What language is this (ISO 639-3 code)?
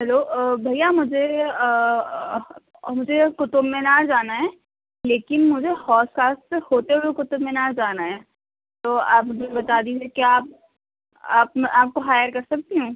urd